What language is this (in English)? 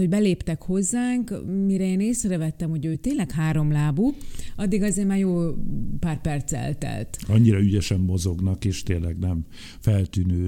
Hungarian